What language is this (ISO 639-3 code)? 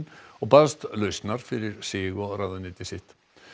isl